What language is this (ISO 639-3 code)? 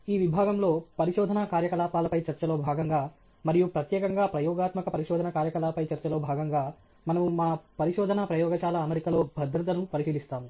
tel